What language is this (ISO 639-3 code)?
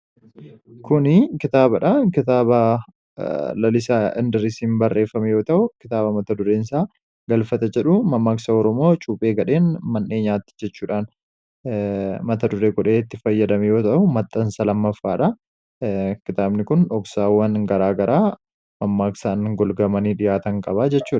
orm